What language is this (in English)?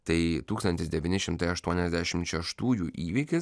Lithuanian